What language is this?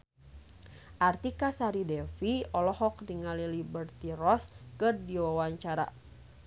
Sundanese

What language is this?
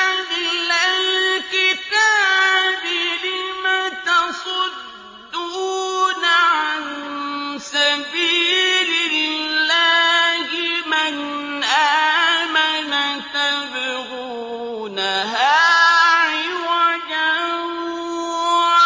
Arabic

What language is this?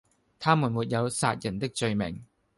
Cantonese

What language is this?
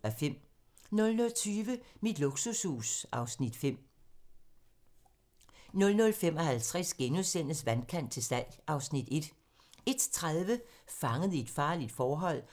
Danish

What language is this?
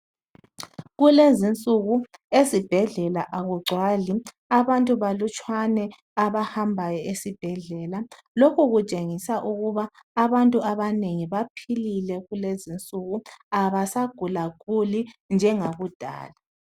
North Ndebele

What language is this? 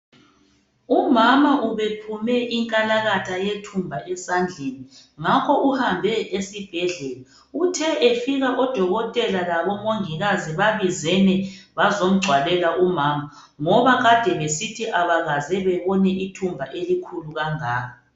North Ndebele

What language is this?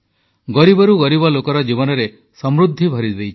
Odia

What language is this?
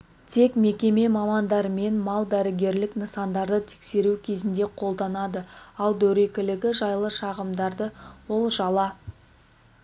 Kazakh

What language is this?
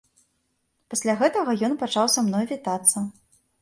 Belarusian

